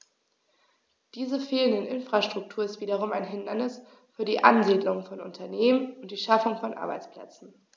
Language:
German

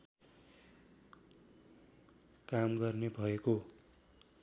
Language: Nepali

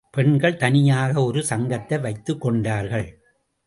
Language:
Tamil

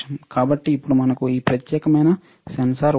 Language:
Telugu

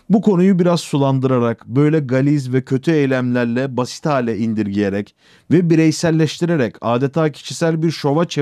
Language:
Turkish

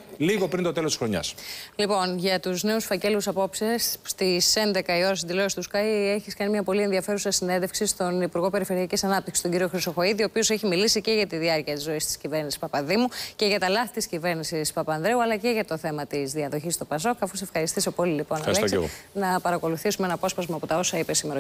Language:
Greek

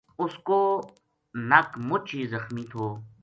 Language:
Gujari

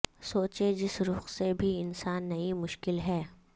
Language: Urdu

